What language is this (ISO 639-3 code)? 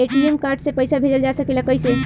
bho